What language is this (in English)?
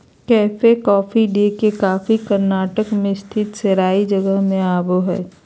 Magahi